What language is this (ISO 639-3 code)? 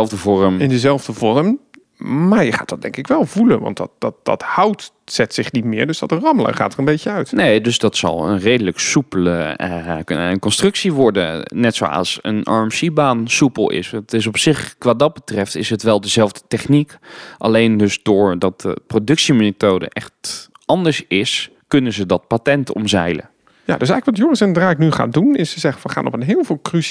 nld